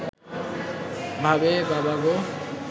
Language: Bangla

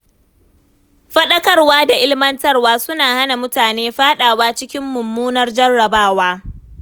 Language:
Hausa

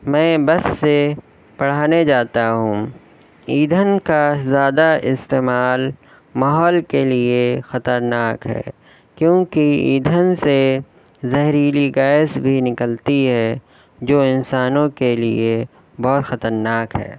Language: Urdu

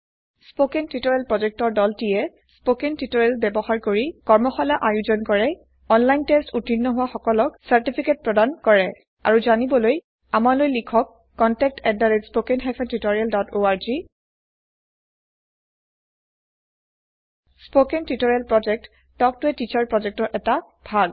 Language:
Assamese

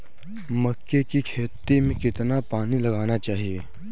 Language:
Hindi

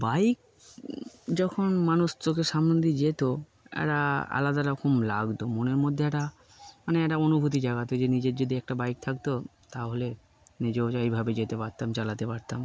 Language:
Bangla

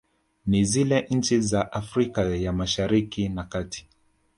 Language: Swahili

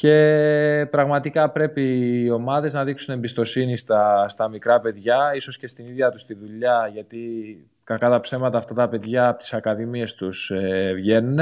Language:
Greek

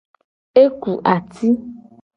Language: Gen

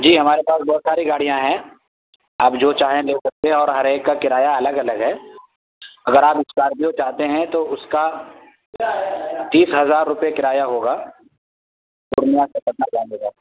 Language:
Urdu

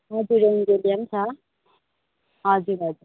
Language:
Nepali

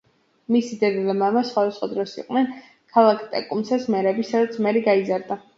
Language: Georgian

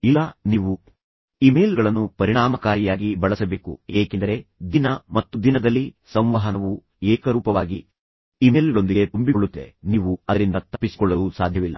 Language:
Kannada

